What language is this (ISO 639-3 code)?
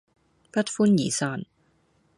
yue